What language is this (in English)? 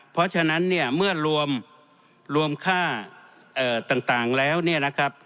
Thai